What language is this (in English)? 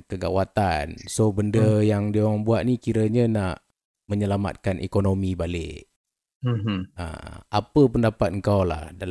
Malay